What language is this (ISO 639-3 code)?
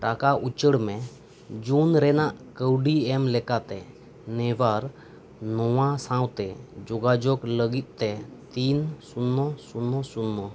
sat